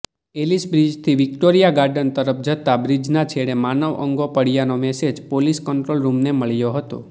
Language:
Gujarati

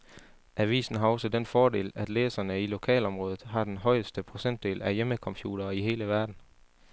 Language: Danish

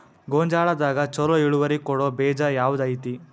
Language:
Kannada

